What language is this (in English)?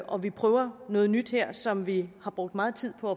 Danish